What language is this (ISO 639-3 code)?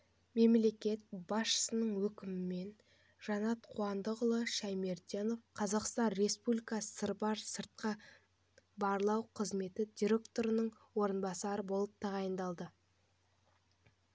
kaz